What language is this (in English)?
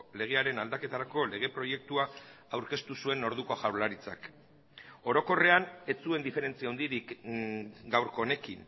Basque